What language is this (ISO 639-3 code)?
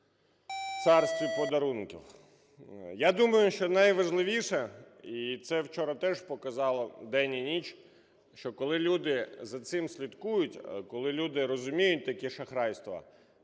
ukr